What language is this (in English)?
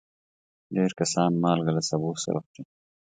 Pashto